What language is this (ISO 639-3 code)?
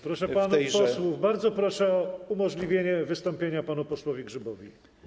pol